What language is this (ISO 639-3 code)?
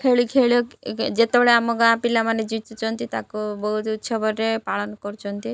ori